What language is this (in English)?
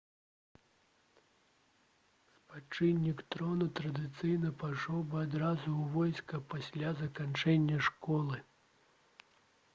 Belarusian